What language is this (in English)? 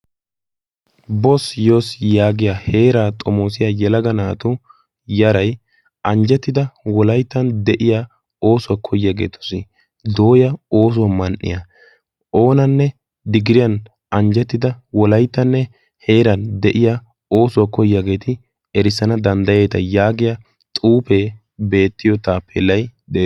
Wolaytta